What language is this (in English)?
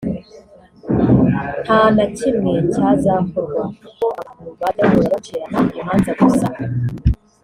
Kinyarwanda